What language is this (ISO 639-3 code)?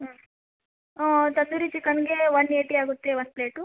kan